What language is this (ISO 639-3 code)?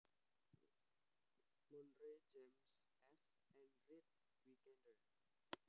jav